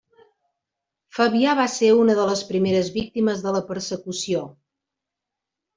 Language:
Catalan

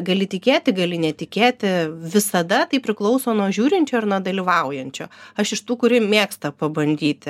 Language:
Lithuanian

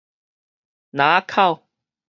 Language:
Min Nan Chinese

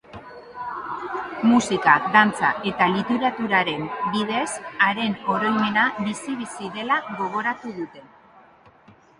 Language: Basque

